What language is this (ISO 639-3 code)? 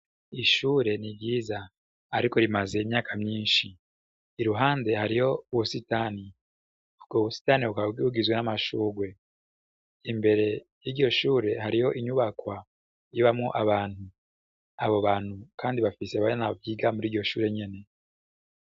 run